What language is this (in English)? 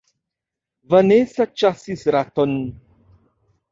Esperanto